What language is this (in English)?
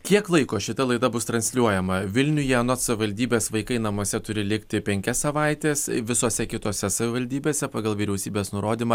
Lithuanian